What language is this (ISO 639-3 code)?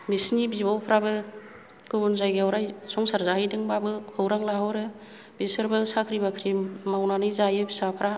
brx